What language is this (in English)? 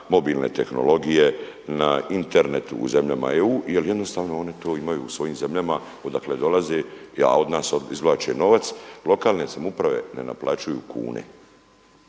Croatian